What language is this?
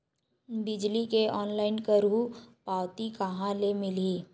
Chhattisgarhi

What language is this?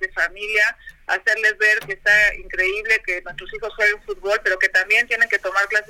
Spanish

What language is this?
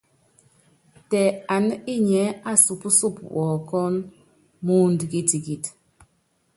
Yangben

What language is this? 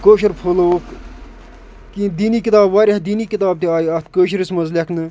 Kashmiri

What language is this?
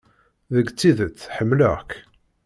Kabyle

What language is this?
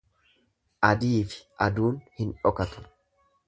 Oromo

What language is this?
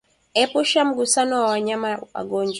Swahili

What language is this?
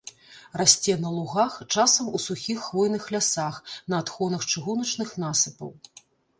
Belarusian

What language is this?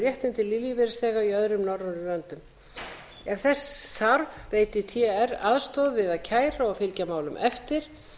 Icelandic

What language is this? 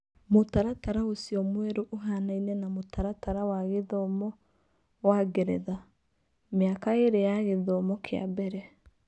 Kikuyu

